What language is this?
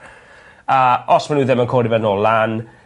Welsh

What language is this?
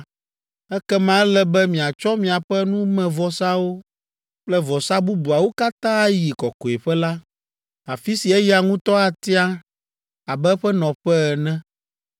Ewe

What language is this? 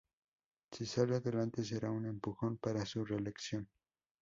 Spanish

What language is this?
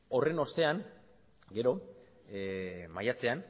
Basque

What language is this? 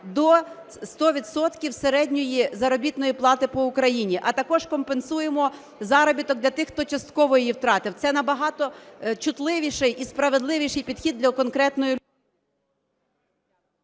Ukrainian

